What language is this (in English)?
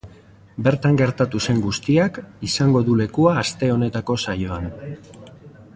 Basque